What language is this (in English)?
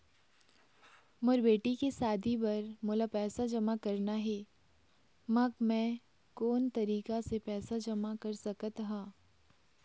Chhattisgarhi